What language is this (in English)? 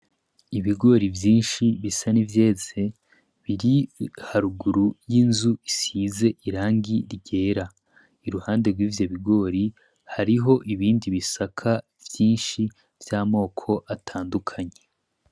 Rundi